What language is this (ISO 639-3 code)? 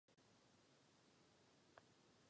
ces